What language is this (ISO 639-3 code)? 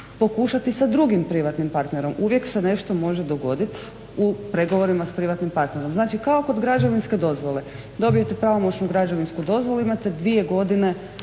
hrv